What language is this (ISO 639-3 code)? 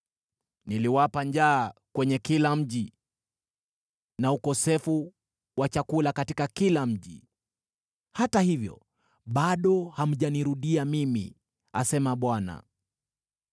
swa